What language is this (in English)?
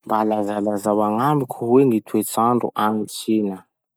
Masikoro Malagasy